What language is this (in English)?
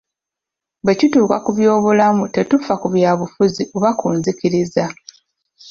Ganda